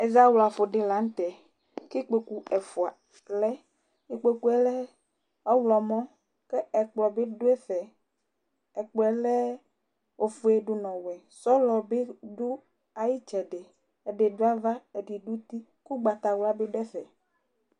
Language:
Ikposo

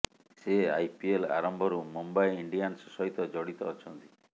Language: Odia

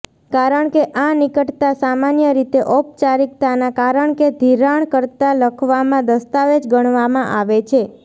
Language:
Gujarati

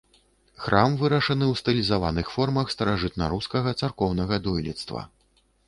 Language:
Belarusian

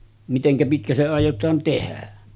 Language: Finnish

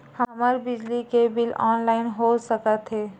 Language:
Chhattisgarhi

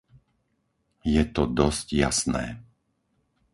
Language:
Slovak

